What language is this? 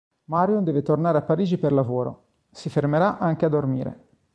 Italian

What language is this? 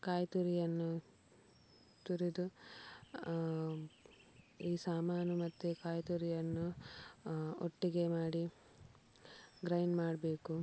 Kannada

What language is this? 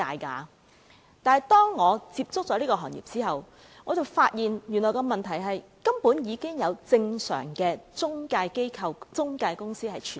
Cantonese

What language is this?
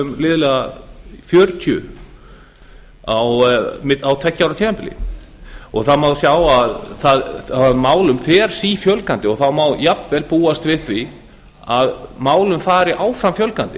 Icelandic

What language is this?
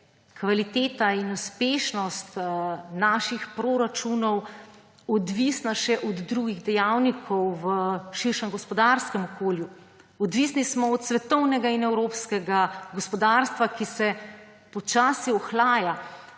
Slovenian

